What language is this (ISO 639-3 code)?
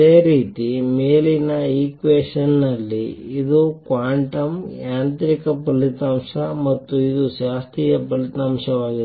kan